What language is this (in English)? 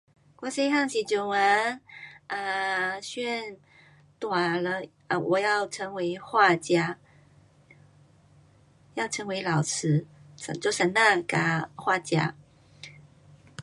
Pu-Xian Chinese